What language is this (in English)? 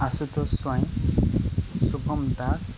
Odia